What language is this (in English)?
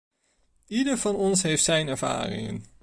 Dutch